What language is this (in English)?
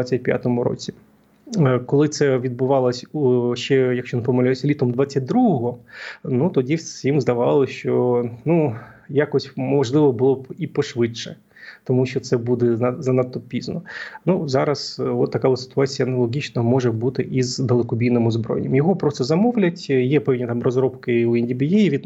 Ukrainian